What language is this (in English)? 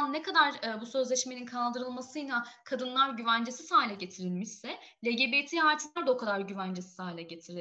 Turkish